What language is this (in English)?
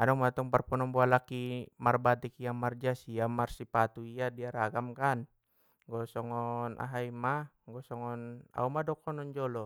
Batak Mandailing